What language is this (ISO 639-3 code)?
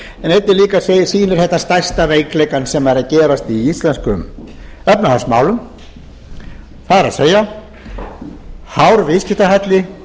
isl